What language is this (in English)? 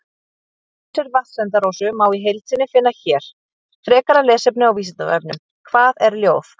Icelandic